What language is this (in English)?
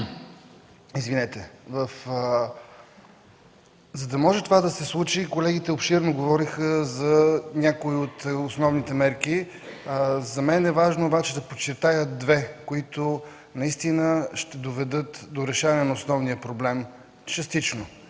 Bulgarian